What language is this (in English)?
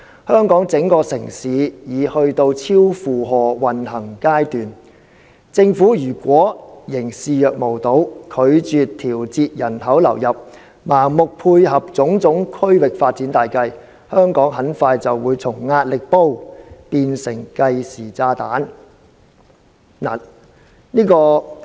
Cantonese